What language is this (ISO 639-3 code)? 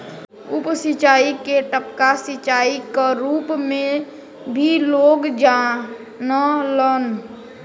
bho